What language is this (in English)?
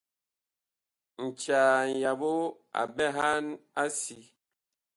Bakoko